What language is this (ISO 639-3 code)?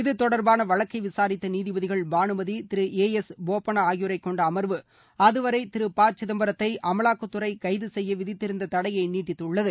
tam